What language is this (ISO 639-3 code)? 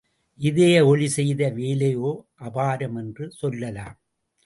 tam